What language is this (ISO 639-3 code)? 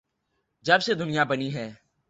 urd